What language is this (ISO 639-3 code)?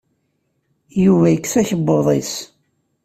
kab